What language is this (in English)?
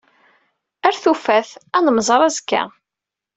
Kabyle